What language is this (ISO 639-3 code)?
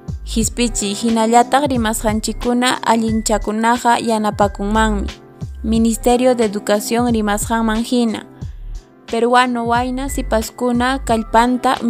spa